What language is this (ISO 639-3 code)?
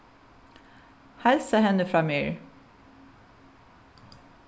fao